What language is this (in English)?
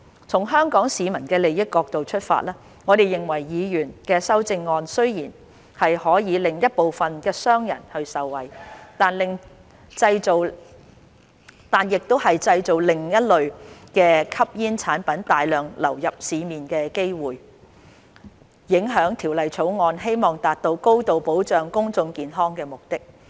Cantonese